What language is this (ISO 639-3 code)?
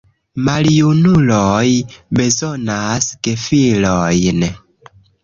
epo